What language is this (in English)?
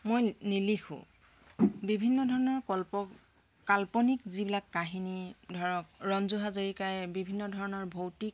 Assamese